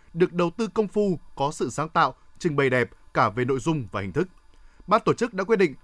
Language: Vietnamese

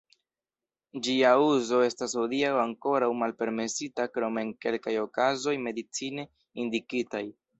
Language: Esperanto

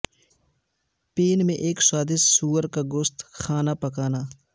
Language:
Urdu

